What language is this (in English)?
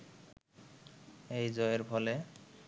Bangla